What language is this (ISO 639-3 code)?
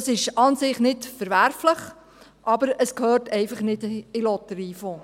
gsw